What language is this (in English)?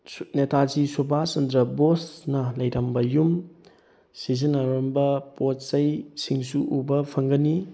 Manipuri